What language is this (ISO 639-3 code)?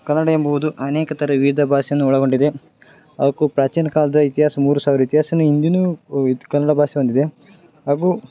kan